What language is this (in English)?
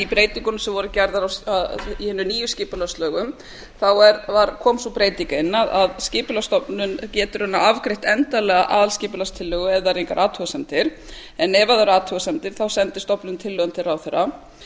Icelandic